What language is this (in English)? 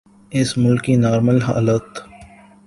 Urdu